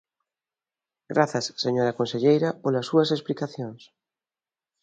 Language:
Galician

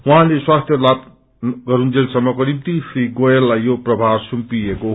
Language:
Nepali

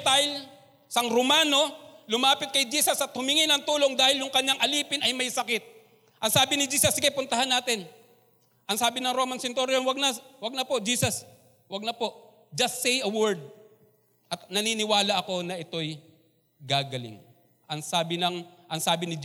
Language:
Filipino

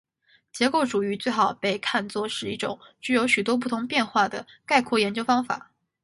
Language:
Chinese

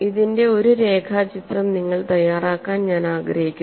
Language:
Malayalam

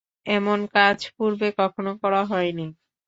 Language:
Bangla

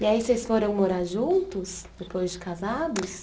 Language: Portuguese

